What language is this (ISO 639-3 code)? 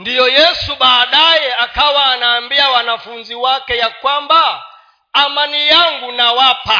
swa